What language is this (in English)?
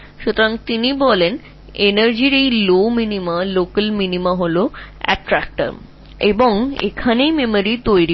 Bangla